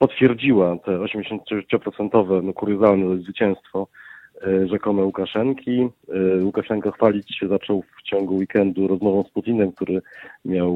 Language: Polish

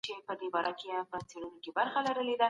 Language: Pashto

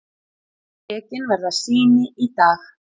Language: Icelandic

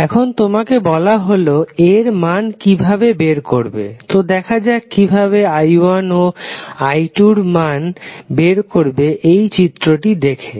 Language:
Bangla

